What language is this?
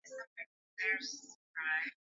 Swahili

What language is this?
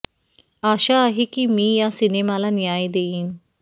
Marathi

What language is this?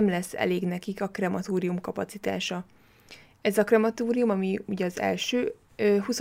Hungarian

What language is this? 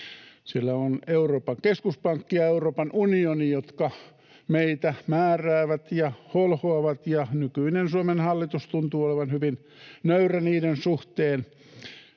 Finnish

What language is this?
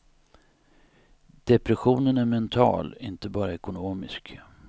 Swedish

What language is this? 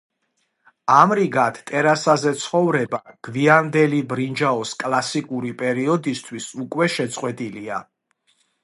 Georgian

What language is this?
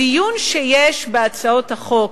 Hebrew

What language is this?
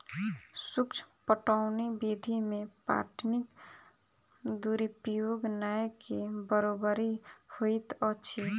Maithili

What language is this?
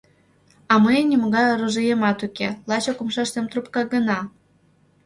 Mari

